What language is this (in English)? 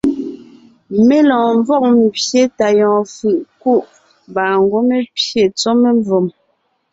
Ngiemboon